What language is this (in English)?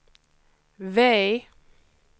Swedish